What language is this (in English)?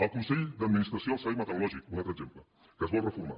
Catalan